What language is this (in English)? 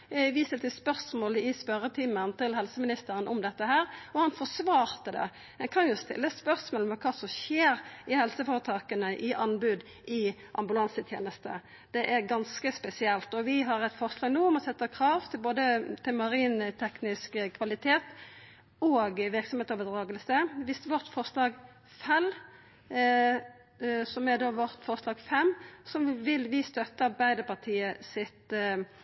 Norwegian Nynorsk